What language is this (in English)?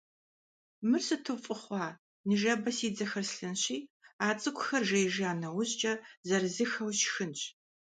Kabardian